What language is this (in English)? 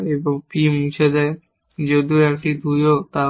Bangla